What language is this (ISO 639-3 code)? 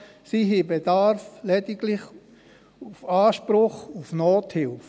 gsw